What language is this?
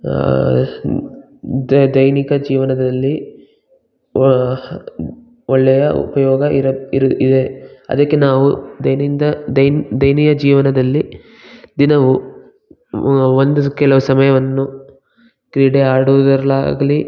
Kannada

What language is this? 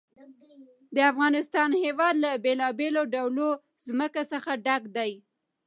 Pashto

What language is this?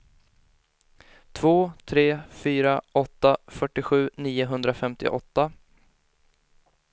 Swedish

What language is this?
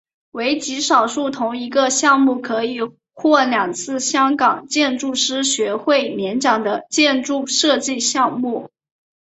Chinese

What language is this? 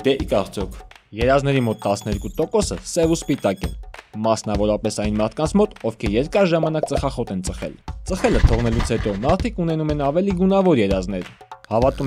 Latvian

